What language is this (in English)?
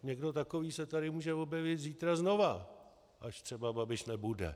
Czech